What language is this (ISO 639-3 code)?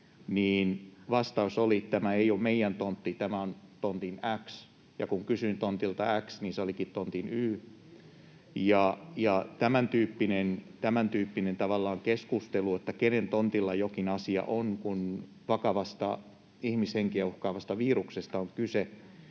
fin